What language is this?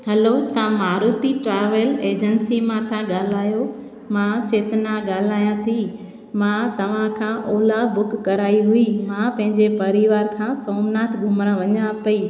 Sindhi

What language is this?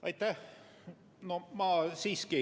Estonian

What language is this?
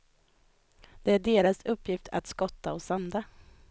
Swedish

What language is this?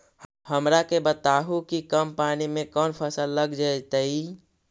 Magahi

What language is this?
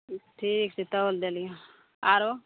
Maithili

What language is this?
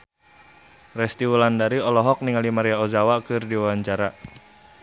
Sundanese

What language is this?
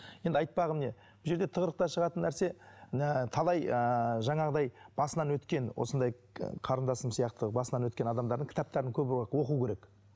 Kazakh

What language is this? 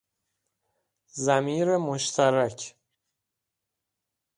Persian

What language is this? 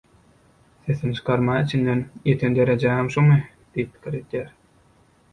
Turkmen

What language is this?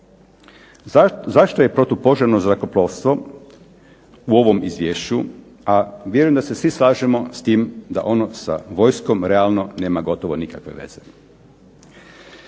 Croatian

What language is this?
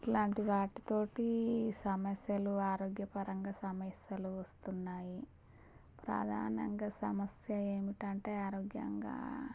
Telugu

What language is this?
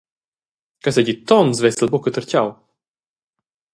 Romansh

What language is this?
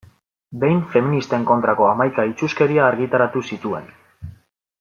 Basque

